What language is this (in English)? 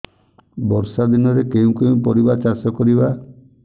Odia